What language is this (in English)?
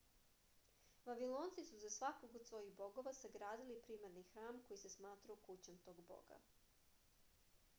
Serbian